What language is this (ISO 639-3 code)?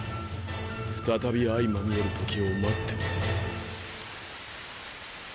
jpn